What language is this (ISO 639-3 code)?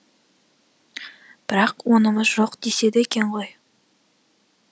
kaz